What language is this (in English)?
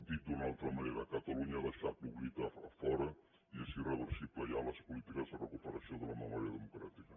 Catalan